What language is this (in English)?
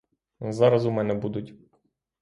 Ukrainian